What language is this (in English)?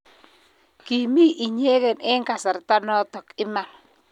Kalenjin